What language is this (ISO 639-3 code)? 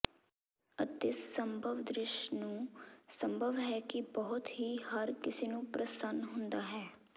pan